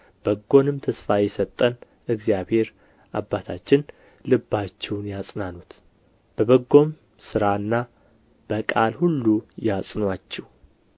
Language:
Amharic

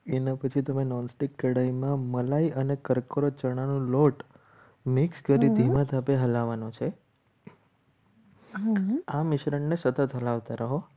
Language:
Gujarati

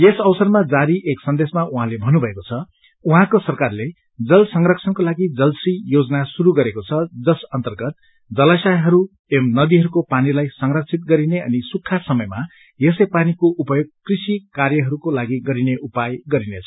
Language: Nepali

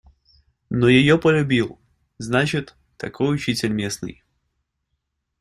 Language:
Russian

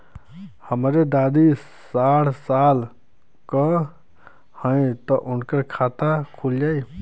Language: Bhojpuri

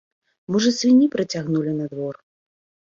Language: Belarusian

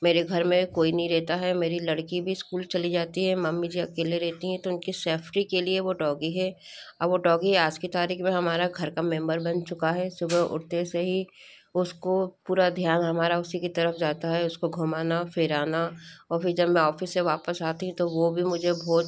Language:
Hindi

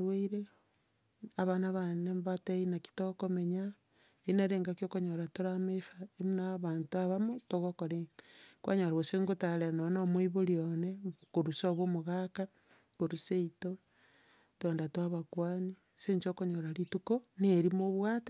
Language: Gusii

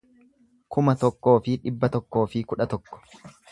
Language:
Oromo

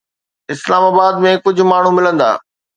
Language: Sindhi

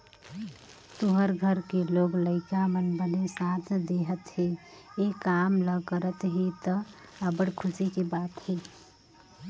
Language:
Chhattisgarhi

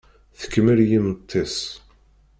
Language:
Kabyle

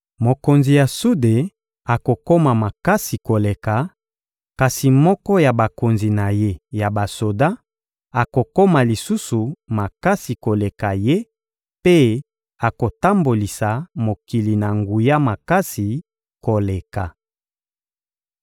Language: Lingala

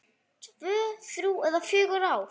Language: Icelandic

